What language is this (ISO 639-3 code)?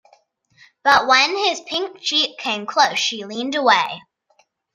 eng